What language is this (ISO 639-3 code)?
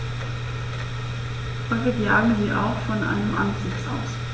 deu